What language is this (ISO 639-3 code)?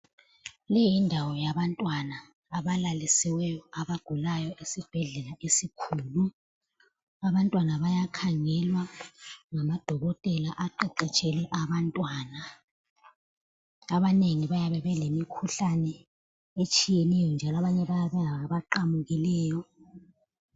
nde